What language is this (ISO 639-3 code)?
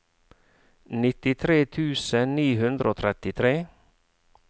nor